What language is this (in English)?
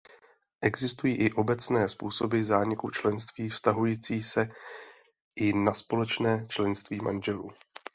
Czech